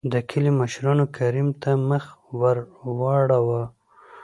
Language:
Pashto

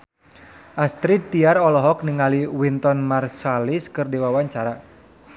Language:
Sundanese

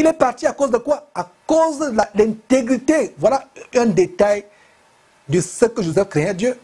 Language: French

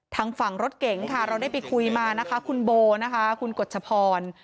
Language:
Thai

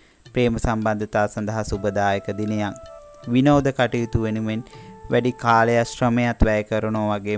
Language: Indonesian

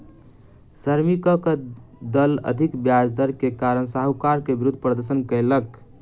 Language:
Maithili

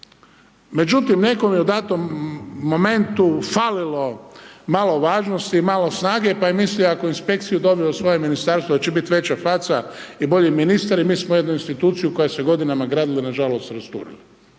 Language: Croatian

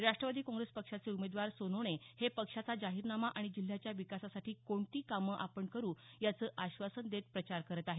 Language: Marathi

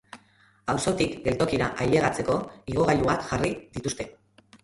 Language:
Basque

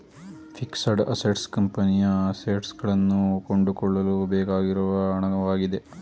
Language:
Kannada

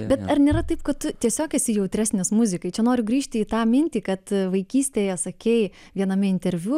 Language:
Lithuanian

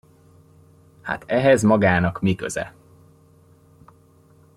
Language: Hungarian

